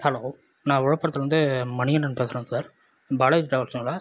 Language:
Tamil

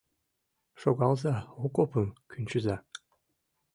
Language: Mari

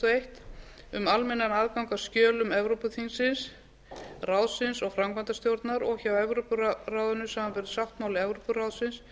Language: Icelandic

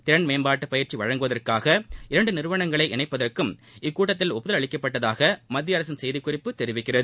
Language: Tamil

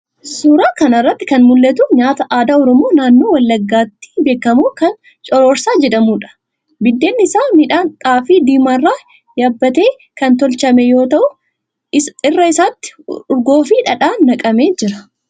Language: Oromo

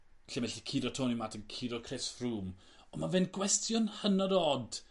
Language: Welsh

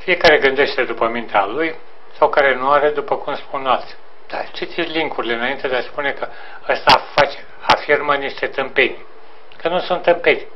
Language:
Romanian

